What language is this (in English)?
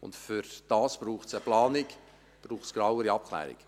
Swiss German